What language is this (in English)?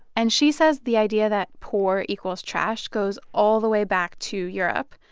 English